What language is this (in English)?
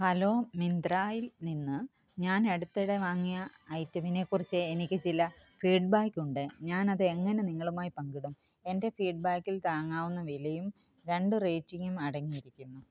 Malayalam